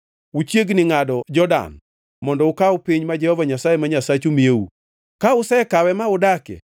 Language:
Luo (Kenya and Tanzania)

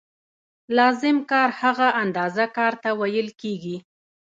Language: Pashto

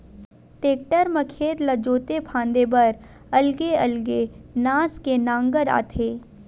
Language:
Chhattisgarhi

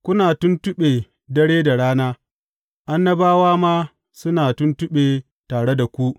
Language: Hausa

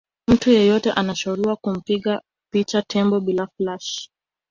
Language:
Swahili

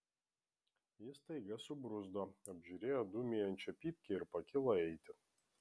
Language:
Lithuanian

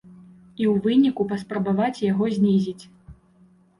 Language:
Belarusian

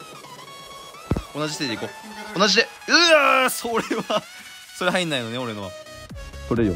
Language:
Japanese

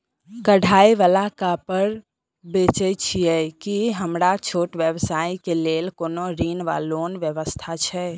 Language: Maithili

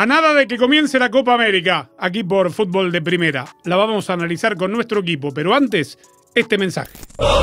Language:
Spanish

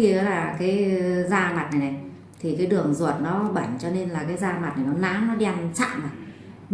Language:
Vietnamese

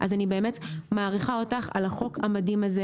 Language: Hebrew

